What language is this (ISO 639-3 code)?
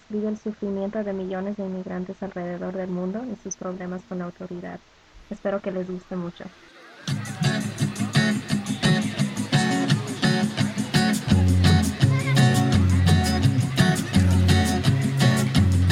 fas